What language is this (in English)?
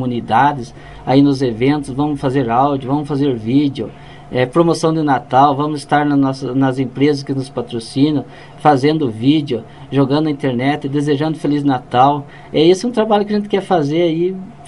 Portuguese